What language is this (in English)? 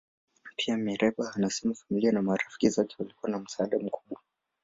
Swahili